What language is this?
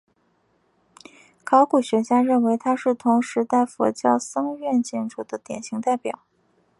Chinese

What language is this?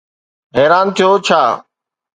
Sindhi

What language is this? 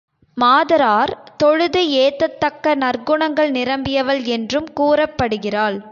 Tamil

